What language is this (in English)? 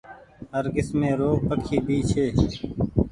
Goaria